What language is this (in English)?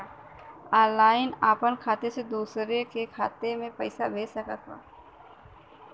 Bhojpuri